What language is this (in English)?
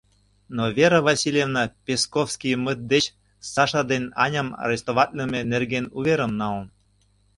Mari